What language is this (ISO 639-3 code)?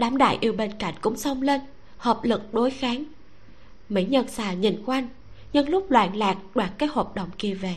vie